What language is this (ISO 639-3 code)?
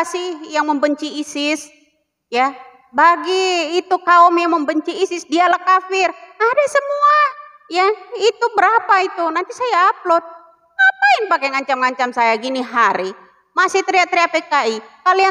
ind